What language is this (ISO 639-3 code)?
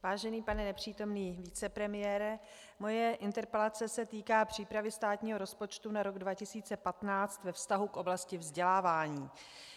ces